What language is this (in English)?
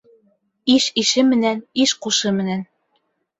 Bashkir